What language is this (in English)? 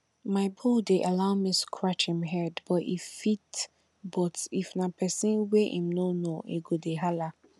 Nigerian Pidgin